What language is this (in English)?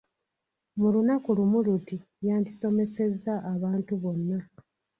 Ganda